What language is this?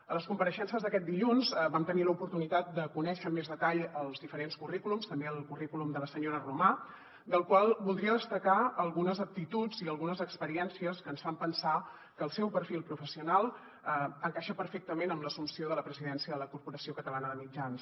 Catalan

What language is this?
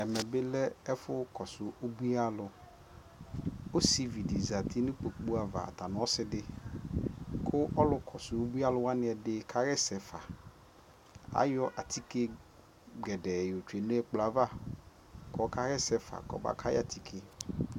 Ikposo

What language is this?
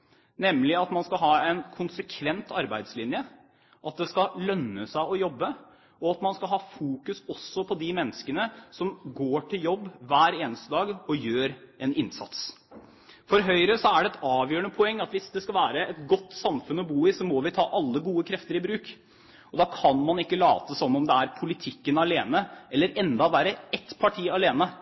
Norwegian Bokmål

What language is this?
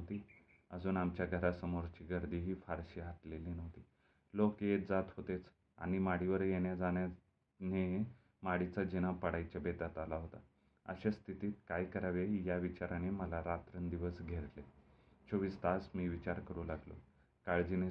Marathi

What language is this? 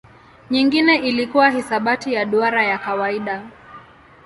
Swahili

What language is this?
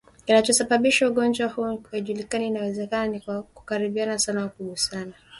Swahili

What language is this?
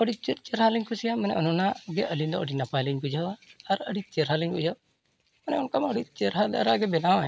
Santali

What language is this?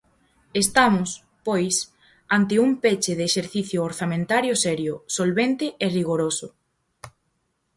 Galician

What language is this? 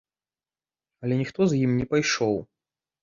Belarusian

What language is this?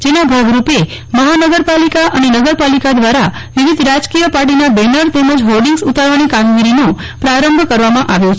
Gujarati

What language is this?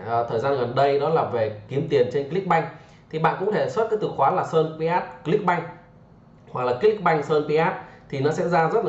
Vietnamese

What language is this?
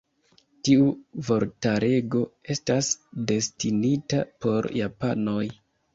Esperanto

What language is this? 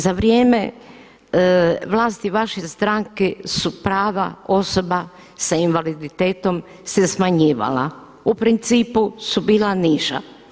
Croatian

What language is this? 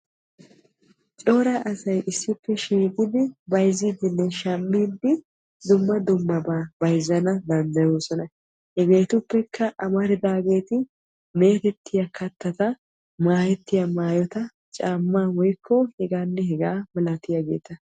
Wolaytta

